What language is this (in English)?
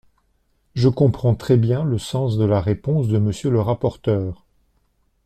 French